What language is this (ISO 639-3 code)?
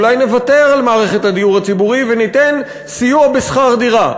heb